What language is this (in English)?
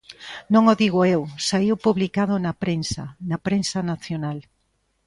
Galician